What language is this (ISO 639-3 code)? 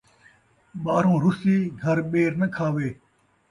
skr